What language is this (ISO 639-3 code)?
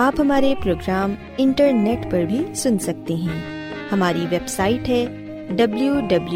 urd